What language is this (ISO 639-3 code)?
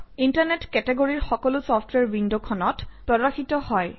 asm